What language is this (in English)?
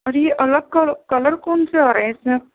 Urdu